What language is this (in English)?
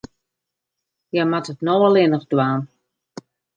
Western Frisian